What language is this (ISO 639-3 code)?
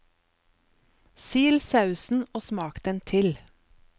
nor